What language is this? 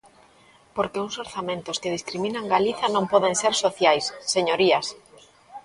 Galician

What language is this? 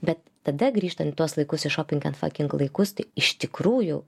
Lithuanian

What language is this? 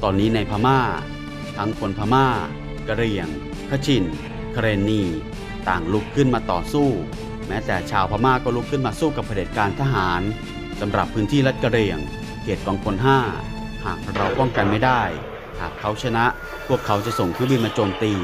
Thai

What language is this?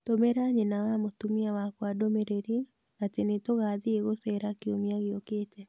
Kikuyu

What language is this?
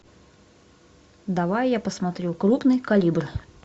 Russian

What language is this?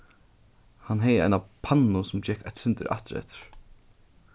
Faroese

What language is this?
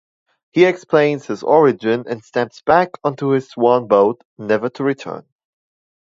English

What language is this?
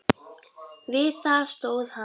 Icelandic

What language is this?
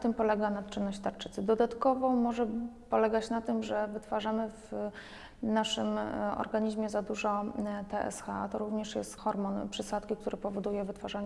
Polish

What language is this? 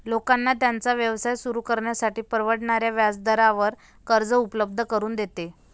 Marathi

